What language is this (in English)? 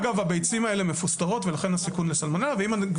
Hebrew